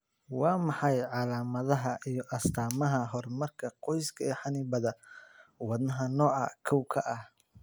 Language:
Somali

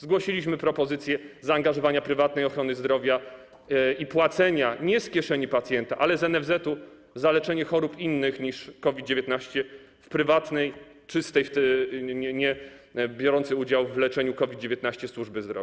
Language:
Polish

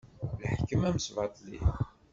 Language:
Kabyle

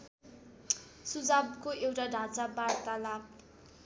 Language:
Nepali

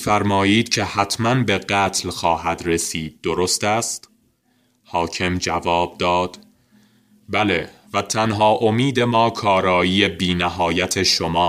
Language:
Persian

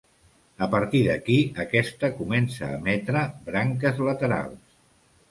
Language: Catalan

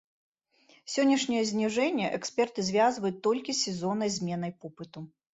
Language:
Belarusian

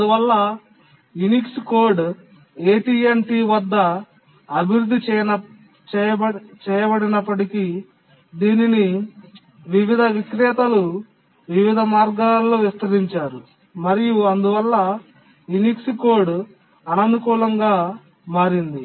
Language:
Telugu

